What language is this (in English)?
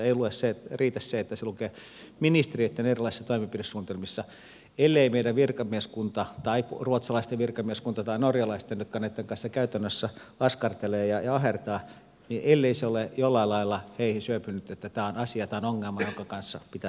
Finnish